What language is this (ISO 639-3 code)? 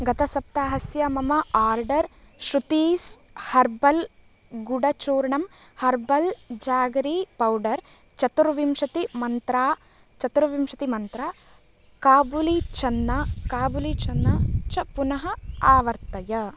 san